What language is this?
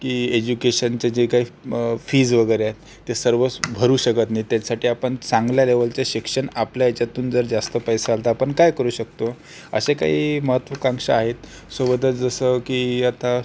Marathi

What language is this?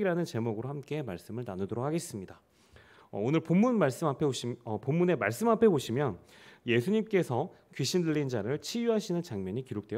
Korean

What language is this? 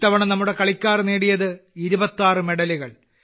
Malayalam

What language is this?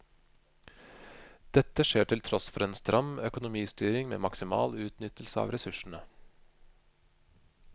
Norwegian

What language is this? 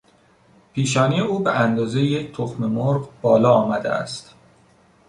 Persian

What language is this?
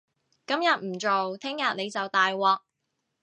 Cantonese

